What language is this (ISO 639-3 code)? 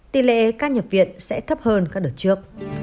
vie